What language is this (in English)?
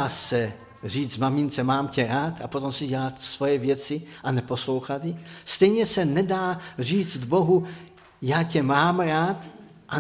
Czech